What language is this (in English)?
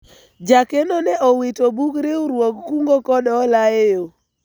Luo (Kenya and Tanzania)